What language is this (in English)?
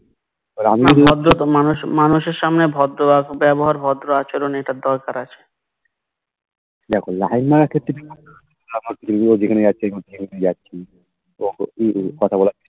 Bangla